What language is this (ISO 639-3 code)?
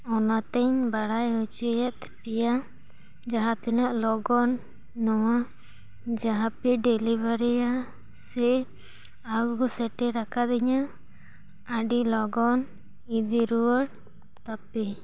sat